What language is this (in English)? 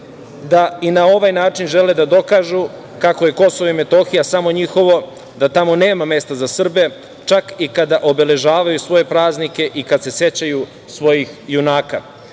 Serbian